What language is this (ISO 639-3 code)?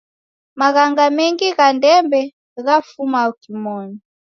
dav